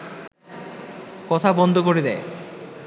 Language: Bangla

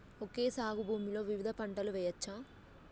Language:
Telugu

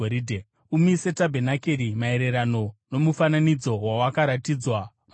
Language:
Shona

